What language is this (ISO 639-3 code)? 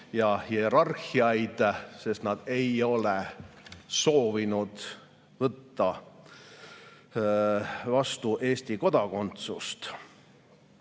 est